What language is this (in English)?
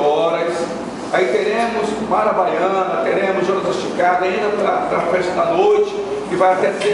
Portuguese